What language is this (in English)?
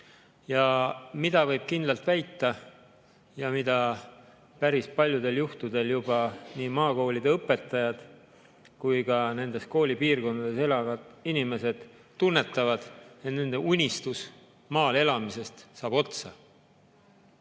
Estonian